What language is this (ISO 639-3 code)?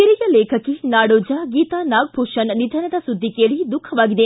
kan